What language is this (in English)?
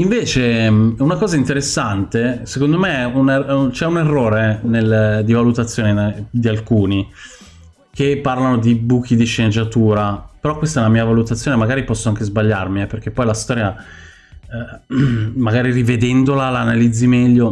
Italian